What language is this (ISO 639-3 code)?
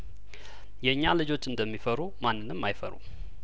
amh